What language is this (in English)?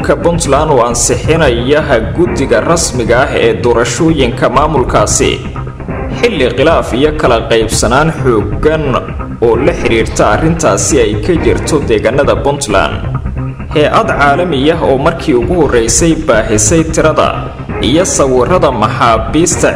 Arabic